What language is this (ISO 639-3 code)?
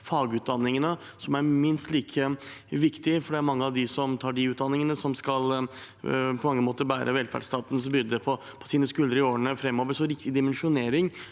nor